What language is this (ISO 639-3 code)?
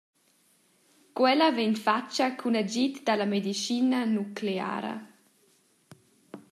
roh